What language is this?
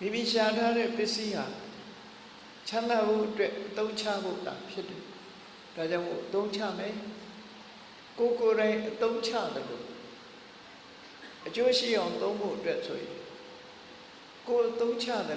Vietnamese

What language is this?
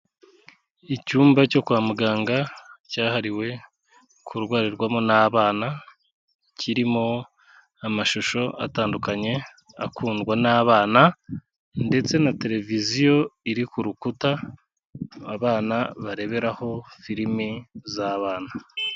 Kinyarwanda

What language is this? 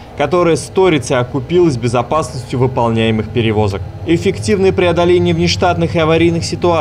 Russian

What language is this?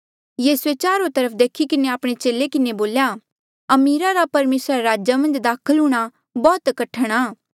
Mandeali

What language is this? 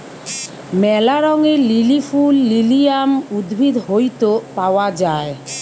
Bangla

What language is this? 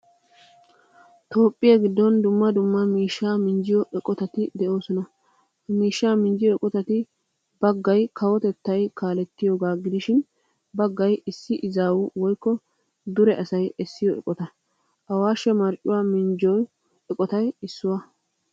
Wolaytta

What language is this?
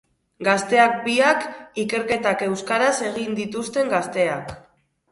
Basque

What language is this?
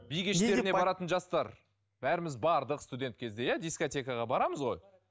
Kazakh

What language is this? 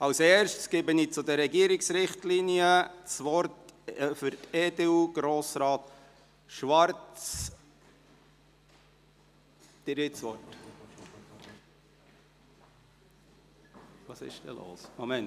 Swiss German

